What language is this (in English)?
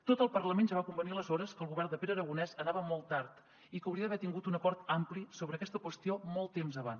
Catalan